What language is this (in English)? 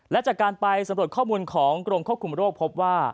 Thai